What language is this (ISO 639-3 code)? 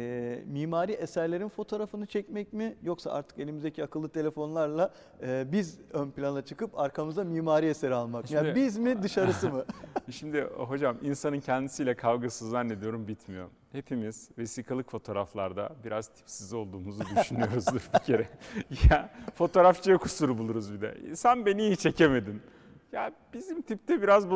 tur